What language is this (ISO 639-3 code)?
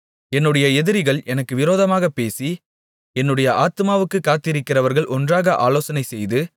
tam